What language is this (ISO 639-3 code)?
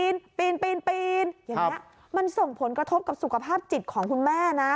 tha